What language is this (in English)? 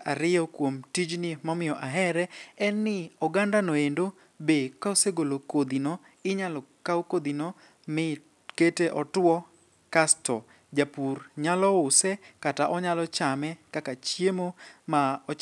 Luo (Kenya and Tanzania)